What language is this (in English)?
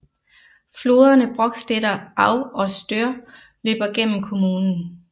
Danish